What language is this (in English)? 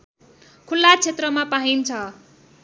Nepali